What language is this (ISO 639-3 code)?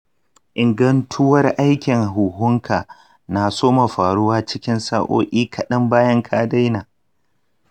hau